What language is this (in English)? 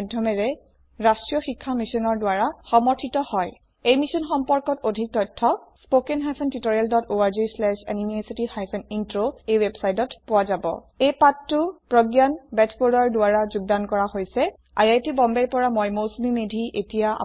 Assamese